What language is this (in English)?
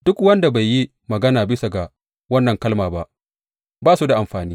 Hausa